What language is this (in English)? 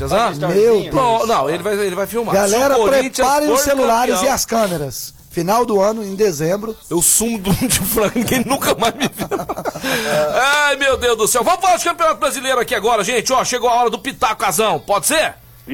Portuguese